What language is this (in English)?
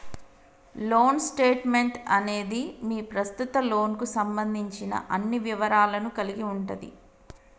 Telugu